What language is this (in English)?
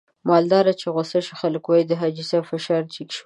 Pashto